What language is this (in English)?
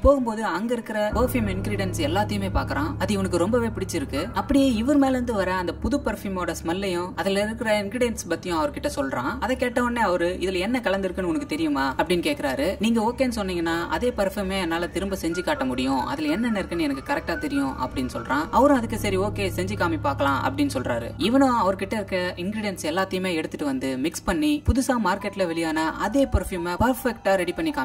Romanian